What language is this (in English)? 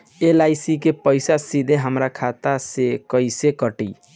Bhojpuri